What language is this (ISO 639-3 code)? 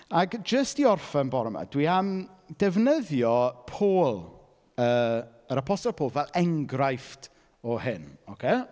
cym